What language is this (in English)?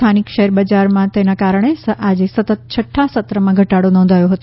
Gujarati